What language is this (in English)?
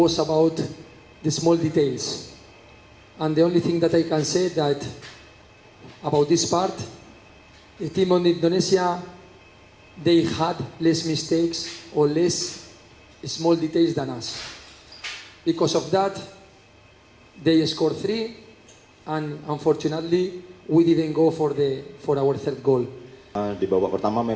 Indonesian